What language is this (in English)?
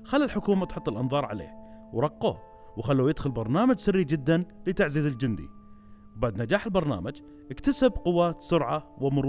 Arabic